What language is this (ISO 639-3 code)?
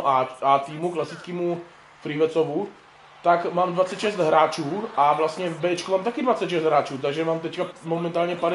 ces